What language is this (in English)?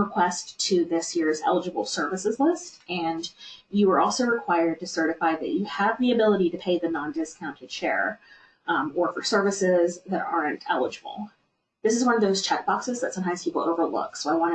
English